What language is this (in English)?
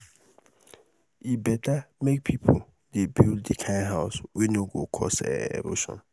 Nigerian Pidgin